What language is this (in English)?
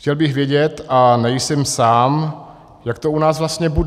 Czech